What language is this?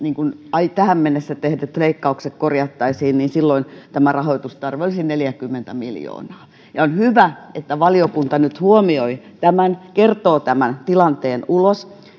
Finnish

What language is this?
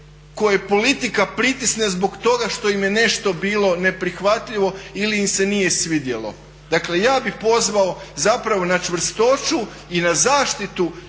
Croatian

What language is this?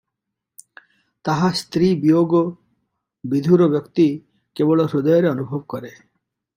Odia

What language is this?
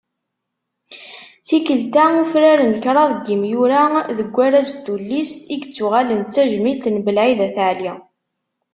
Kabyle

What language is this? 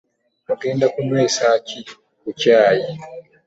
Ganda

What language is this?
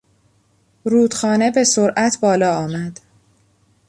Persian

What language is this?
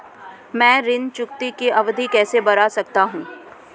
Hindi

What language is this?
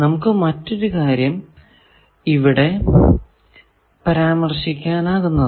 Malayalam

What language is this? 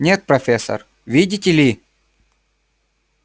Russian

